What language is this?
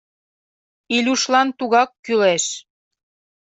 Mari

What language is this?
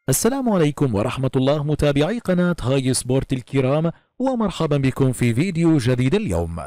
Arabic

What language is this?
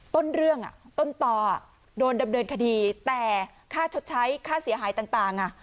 Thai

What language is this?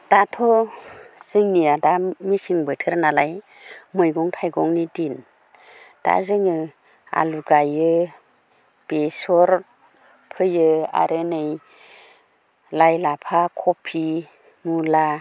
Bodo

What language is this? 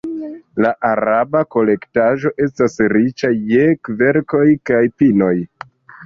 Esperanto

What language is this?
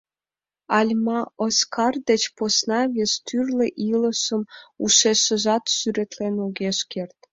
Mari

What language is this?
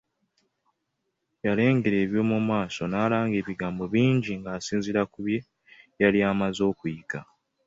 Ganda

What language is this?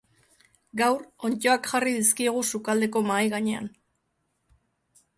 Basque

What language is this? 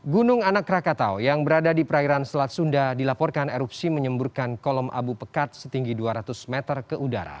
Indonesian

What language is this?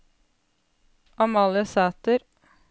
Norwegian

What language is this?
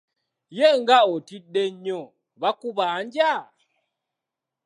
Ganda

